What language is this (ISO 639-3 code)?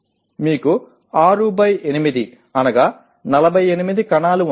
tel